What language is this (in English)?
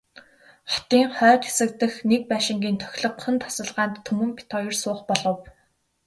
Mongolian